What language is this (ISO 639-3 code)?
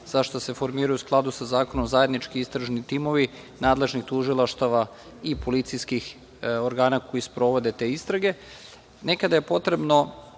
srp